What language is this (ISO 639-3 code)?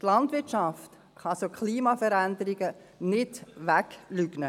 gsw